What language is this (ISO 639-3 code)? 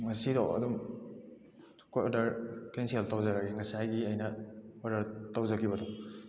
mni